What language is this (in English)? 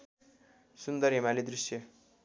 Nepali